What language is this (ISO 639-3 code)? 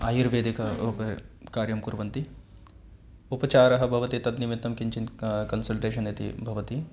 san